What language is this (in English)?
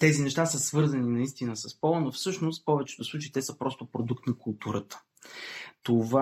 Bulgarian